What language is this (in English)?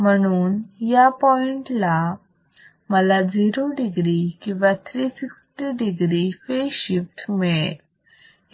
Marathi